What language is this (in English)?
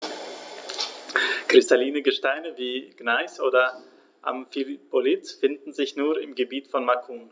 German